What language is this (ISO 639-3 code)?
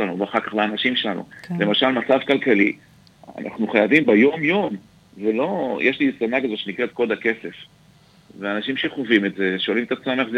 heb